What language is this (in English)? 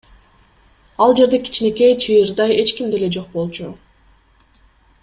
Kyrgyz